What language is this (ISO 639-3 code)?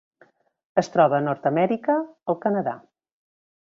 cat